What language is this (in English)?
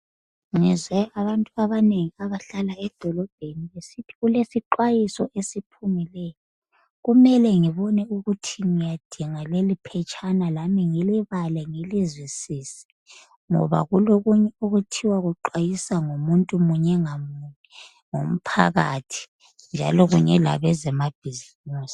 North Ndebele